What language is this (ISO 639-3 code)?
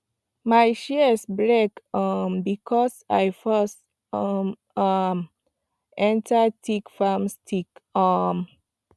pcm